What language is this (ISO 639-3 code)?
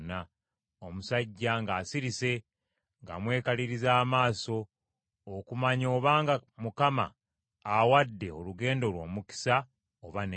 lug